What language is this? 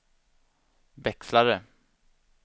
Swedish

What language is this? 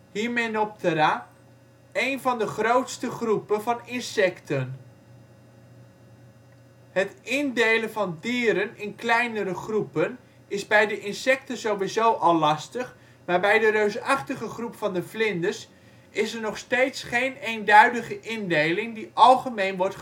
Dutch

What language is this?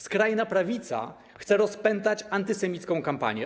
Polish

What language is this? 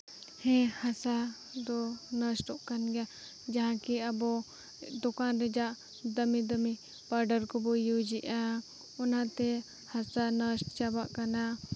Santali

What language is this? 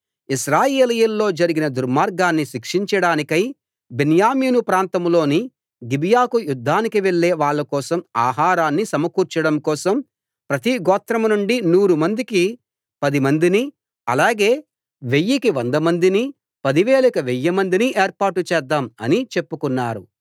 Telugu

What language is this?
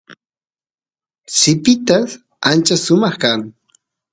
Santiago del Estero Quichua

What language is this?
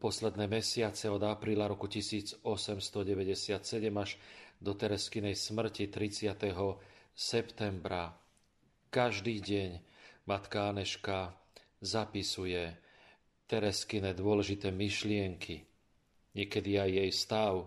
Slovak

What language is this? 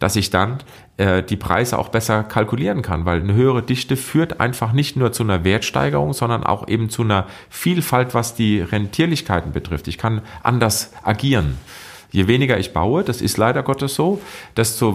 German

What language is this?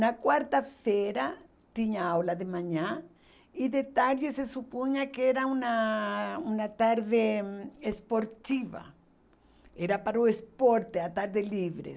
Portuguese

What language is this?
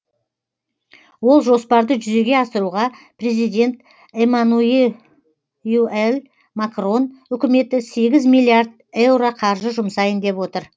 Kazakh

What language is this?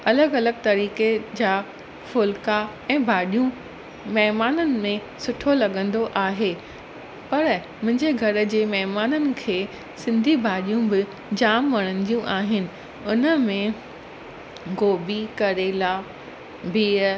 Sindhi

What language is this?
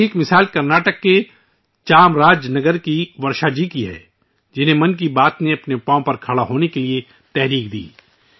Urdu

